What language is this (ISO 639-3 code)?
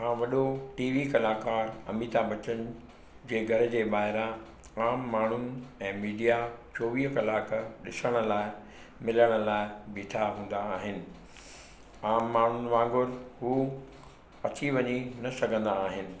snd